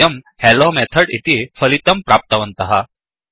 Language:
Sanskrit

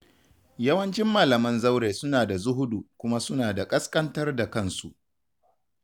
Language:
Hausa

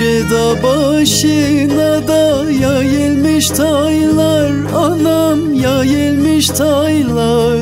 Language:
Turkish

